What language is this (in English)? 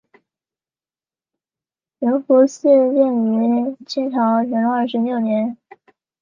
Chinese